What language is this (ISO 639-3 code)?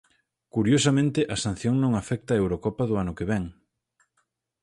glg